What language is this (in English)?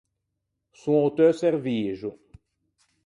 Ligurian